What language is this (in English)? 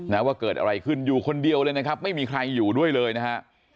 Thai